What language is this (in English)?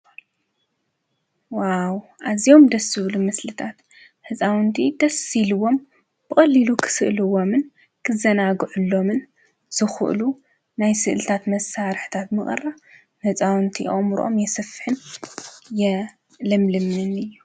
Tigrinya